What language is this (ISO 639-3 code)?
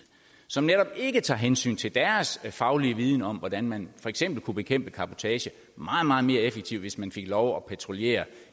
dan